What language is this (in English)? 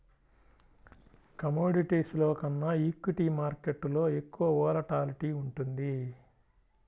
Telugu